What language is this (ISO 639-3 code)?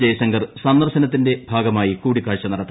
mal